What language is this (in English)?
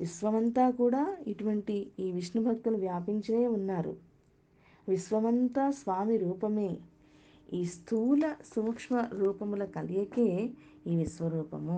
Telugu